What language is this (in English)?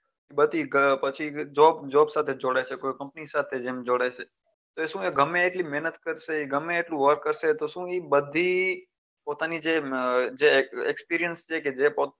Gujarati